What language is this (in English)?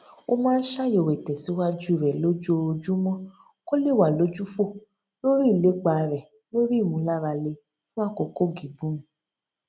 Yoruba